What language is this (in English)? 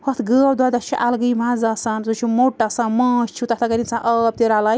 Kashmiri